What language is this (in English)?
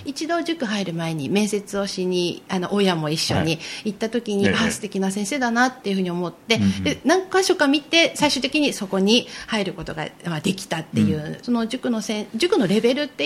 Japanese